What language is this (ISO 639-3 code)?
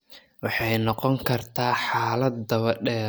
som